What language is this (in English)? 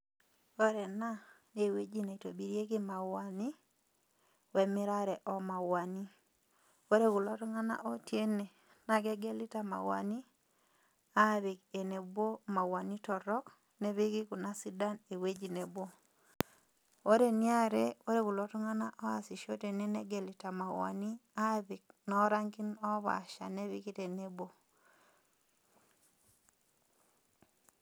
Masai